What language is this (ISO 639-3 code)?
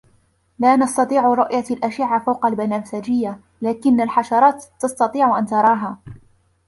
ara